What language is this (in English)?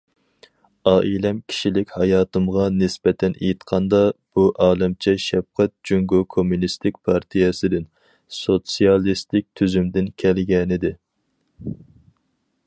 Uyghur